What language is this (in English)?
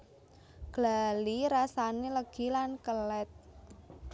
Javanese